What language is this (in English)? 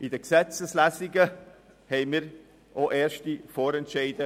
Swiss German